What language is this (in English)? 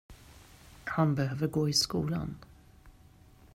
Swedish